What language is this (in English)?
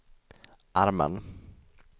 Swedish